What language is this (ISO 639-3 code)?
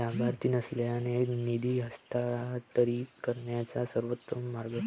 mar